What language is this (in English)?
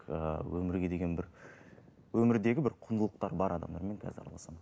Kazakh